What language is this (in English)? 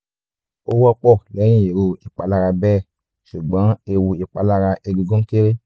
Yoruba